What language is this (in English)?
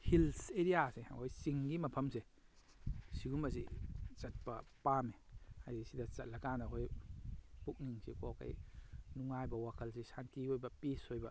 Manipuri